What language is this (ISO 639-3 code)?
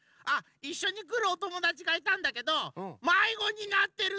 jpn